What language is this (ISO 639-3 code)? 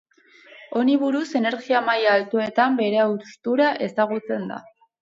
eus